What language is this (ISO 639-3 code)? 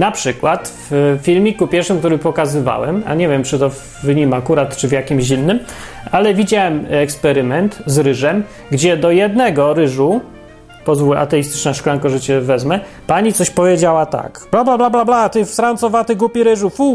pol